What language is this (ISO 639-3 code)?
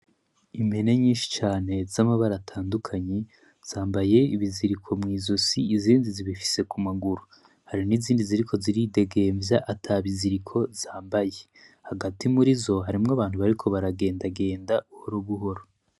run